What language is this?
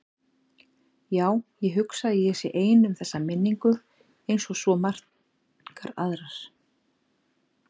Icelandic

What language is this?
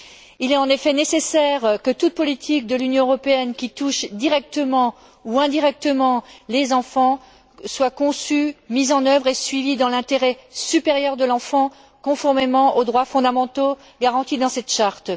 French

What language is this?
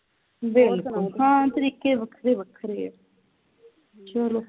Punjabi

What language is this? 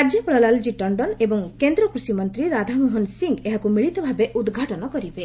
Odia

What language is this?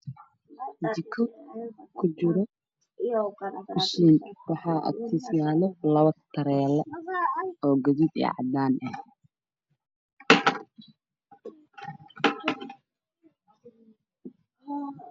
Somali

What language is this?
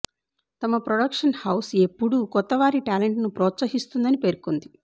Telugu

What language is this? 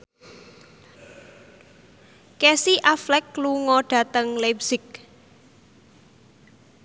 Javanese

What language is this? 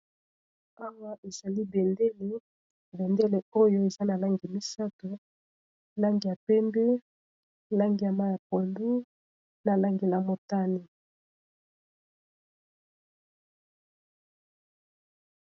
Lingala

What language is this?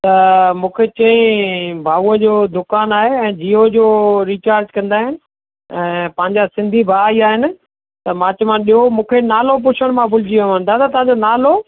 Sindhi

